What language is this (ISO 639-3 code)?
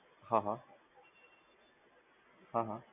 guj